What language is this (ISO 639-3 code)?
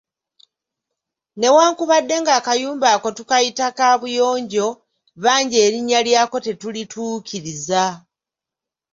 lug